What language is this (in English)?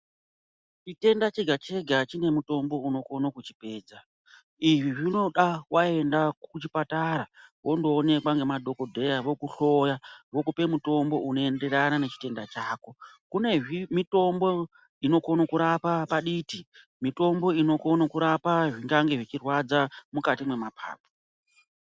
Ndau